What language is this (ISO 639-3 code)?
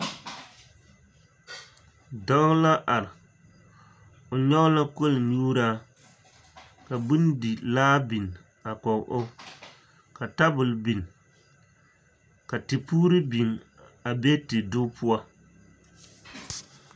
dga